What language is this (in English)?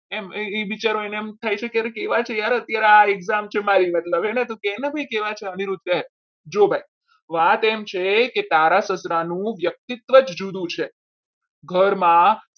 Gujarati